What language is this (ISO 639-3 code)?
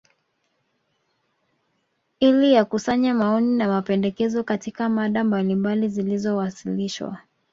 swa